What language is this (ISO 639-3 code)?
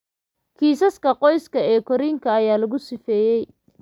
som